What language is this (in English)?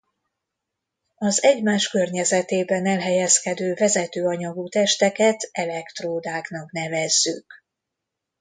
Hungarian